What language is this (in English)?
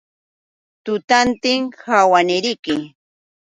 Yauyos Quechua